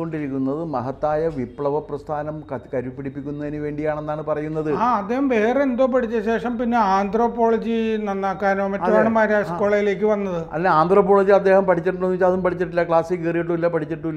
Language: Malayalam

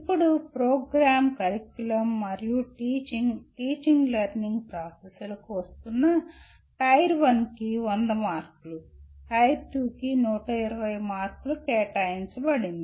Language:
Telugu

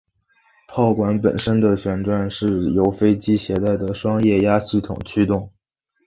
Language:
Chinese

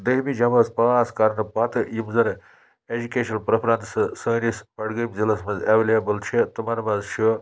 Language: Kashmiri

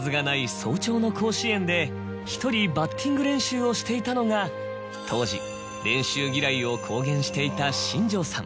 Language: Japanese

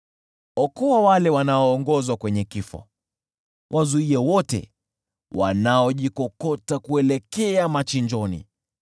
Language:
Swahili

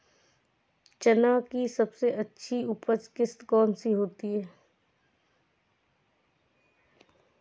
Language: Hindi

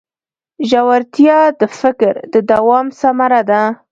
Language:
Pashto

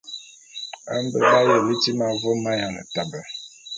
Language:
Bulu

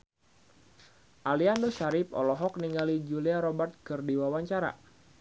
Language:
Sundanese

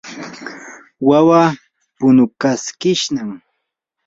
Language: Yanahuanca Pasco Quechua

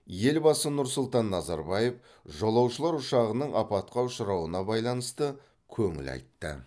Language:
Kazakh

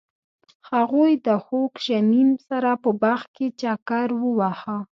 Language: Pashto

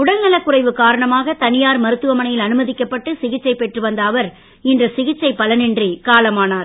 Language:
Tamil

